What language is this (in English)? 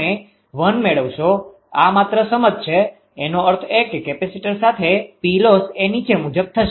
Gujarati